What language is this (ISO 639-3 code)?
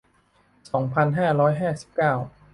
tha